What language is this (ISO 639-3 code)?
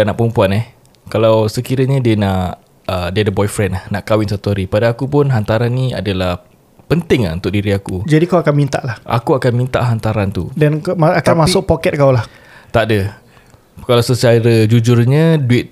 msa